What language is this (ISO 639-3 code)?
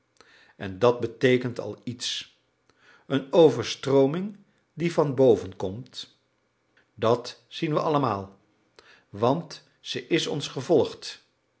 nld